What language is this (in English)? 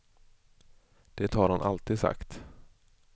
Swedish